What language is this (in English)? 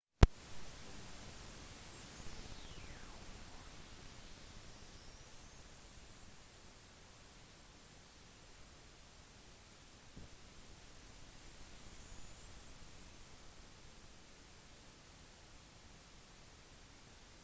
Norwegian Bokmål